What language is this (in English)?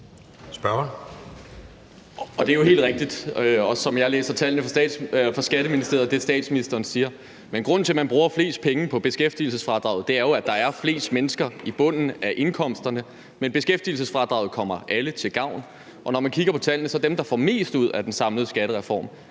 Danish